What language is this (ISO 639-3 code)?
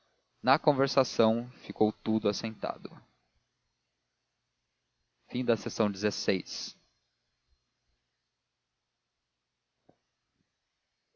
por